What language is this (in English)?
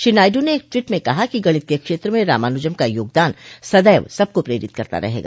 Hindi